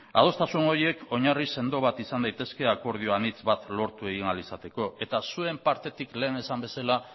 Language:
Basque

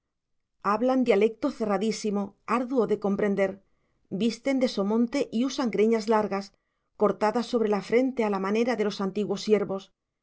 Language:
Spanish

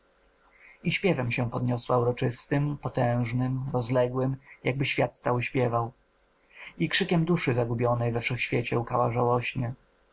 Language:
Polish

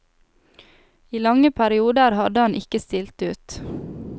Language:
Norwegian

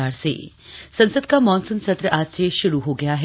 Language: Hindi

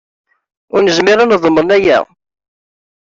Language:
Kabyle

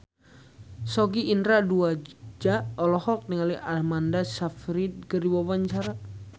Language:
Sundanese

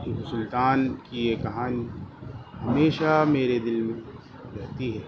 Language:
Urdu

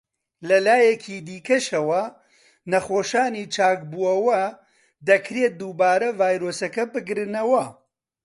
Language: Central Kurdish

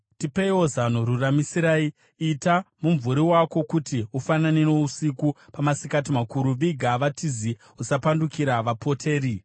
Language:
Shona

